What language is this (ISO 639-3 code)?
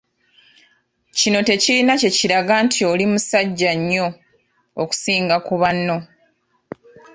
lug